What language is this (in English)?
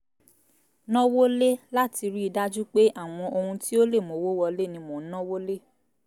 Yoruba